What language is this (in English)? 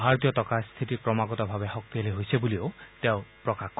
Assamese